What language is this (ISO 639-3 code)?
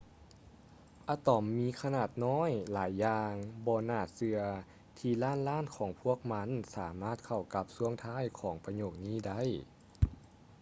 lao